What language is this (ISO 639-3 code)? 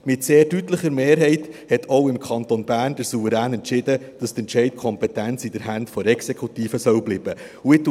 gsw